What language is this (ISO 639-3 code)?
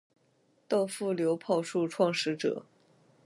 zho